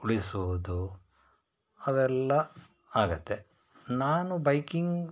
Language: Kannada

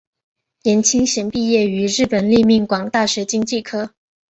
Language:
Chinese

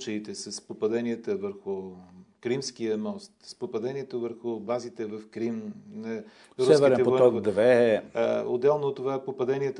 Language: Bulgarian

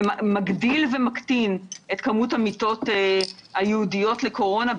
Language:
Hebrew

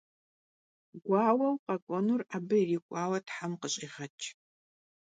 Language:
Kabardian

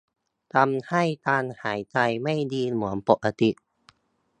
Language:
Thai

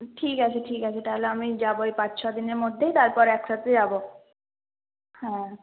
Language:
Bangla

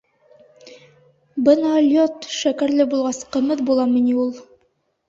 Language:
Bashkir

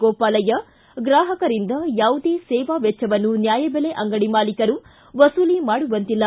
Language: Kannada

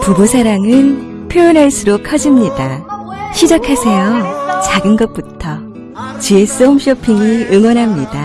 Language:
Korean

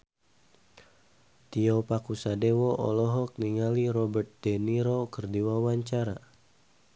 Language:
Sundanese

